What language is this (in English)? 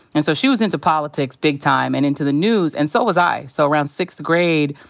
English